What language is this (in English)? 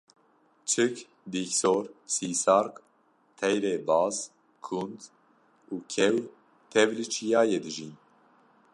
Kurdish